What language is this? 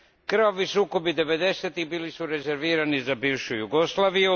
Croatian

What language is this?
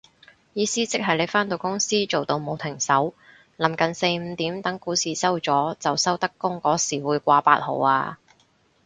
Cantonese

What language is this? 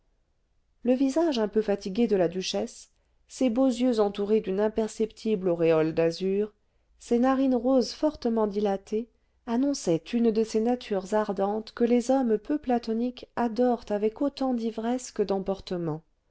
French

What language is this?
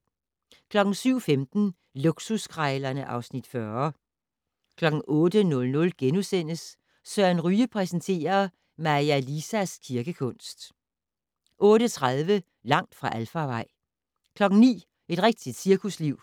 Danish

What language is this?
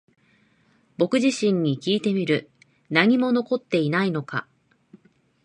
Japanese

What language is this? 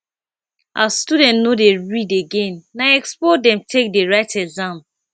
Nigerian Pidgin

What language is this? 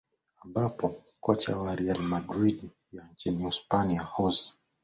Swahili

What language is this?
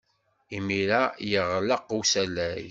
Kabyle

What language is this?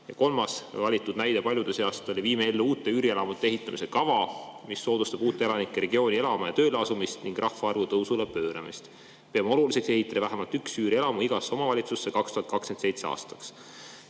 Estonian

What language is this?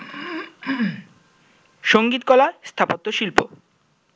Bangla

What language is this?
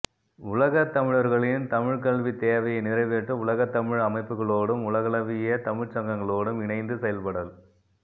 Tamil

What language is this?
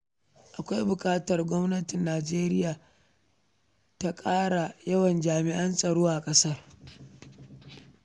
Hausa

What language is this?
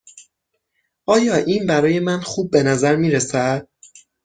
Persian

